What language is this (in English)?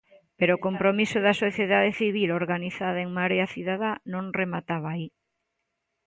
Galician